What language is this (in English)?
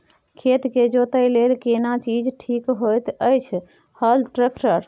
Maithili